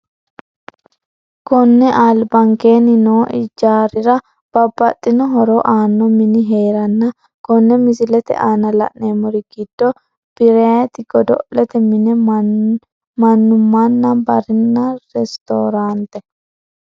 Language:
Sidamo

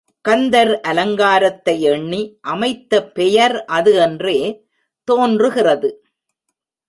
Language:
Tamil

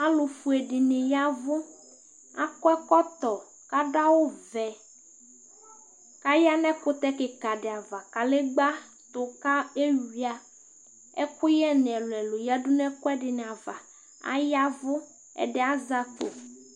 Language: Ikposo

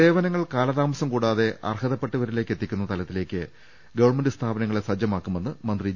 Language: Malayalam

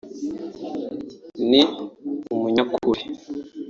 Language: Kinyarwanda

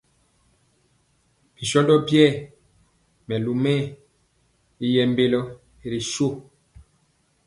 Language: Mpiemo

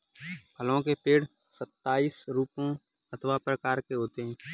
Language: Hindi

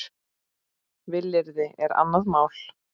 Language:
Icelandic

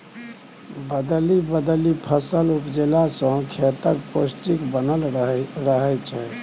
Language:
Maithili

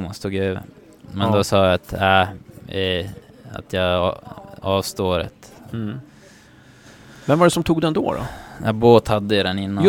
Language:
Swedish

